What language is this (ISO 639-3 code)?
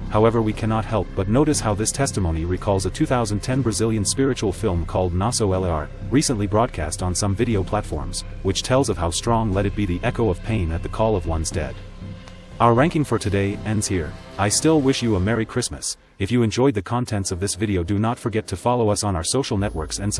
eng